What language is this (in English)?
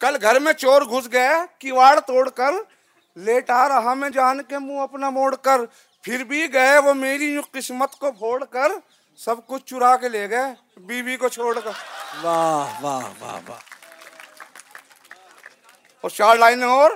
Urdu